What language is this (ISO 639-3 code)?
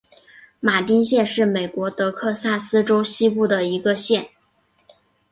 zho